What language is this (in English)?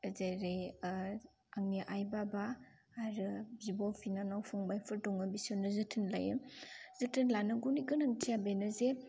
Bodo